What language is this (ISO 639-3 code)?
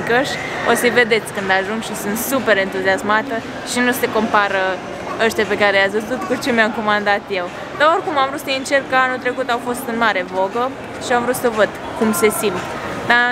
ron